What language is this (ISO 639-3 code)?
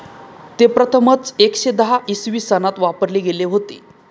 mar